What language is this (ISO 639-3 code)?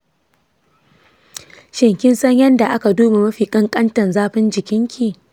hau